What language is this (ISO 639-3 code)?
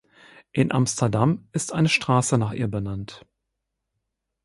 deu